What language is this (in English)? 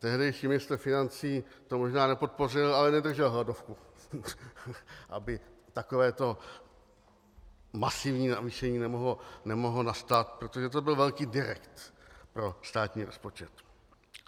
Czech